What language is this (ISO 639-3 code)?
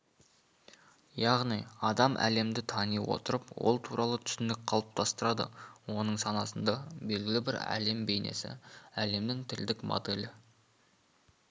kaz